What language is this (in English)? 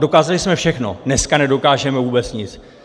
Czech